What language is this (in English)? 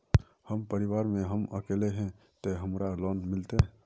Magahi